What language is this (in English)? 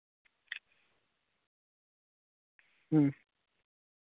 Santali